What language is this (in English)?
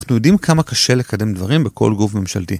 Hebrew